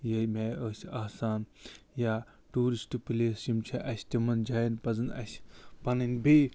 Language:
Kashmiri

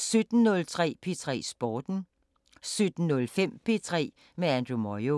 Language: Danish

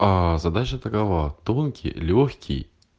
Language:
Russian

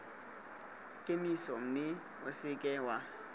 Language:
Tswana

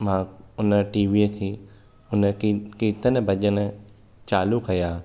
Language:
Sindhi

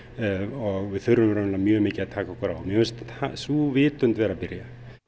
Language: Icelandic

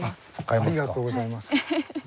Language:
Japanese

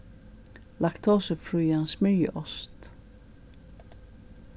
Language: Faroese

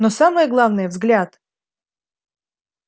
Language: Russian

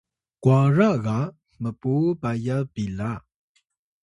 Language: Atayal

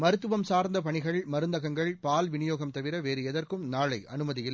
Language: Tamil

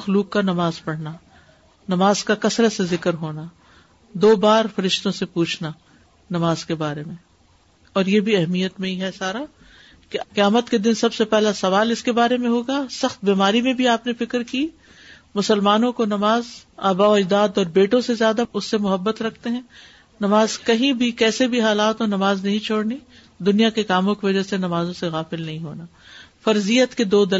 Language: Urdu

